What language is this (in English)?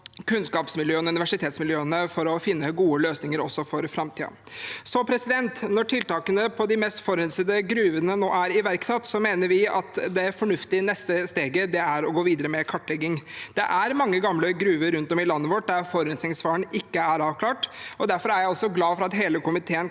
Norwegian